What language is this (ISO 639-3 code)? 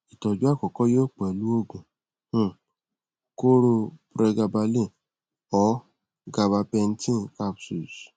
yor